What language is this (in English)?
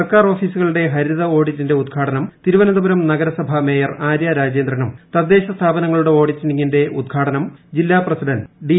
Malayalam